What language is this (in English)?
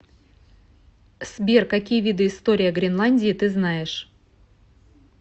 Russian